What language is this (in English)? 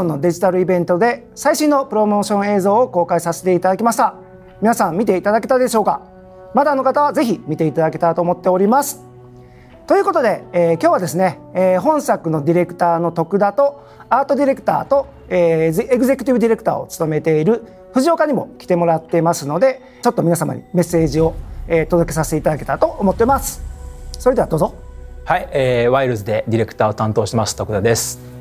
Japanese